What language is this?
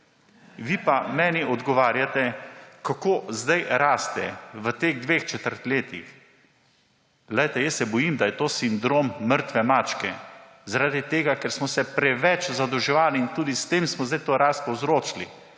Slovenian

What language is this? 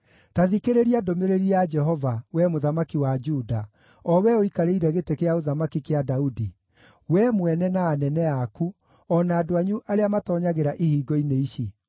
Kikuyu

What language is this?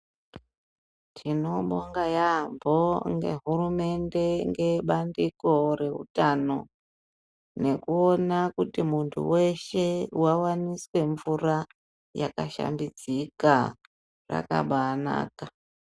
Ndau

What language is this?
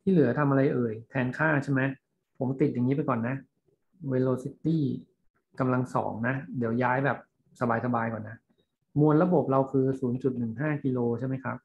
Thai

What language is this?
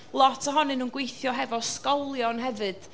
Welsh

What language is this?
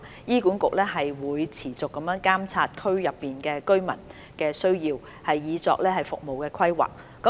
Cantonese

